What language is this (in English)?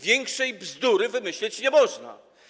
Polish